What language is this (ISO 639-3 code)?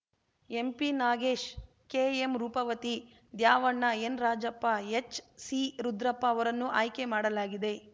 kan